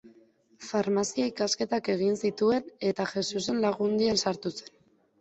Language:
Basque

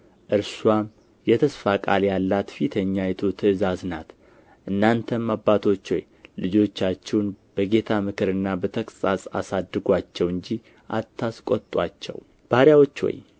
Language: Amharic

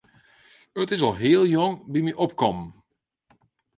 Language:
Western Frisian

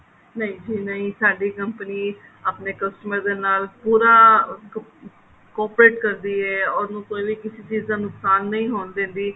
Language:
Punjabi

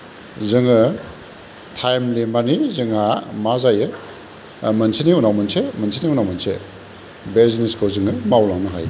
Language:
Bodo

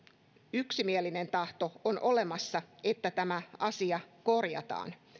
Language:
Finnish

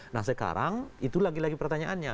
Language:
Indonesian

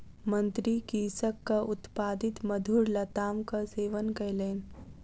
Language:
Maithili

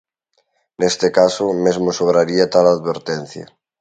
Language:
Galician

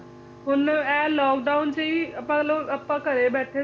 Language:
Punjabi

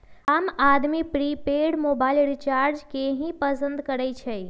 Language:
Magahi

